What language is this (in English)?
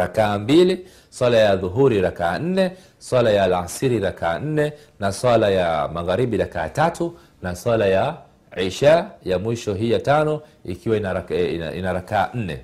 Swahili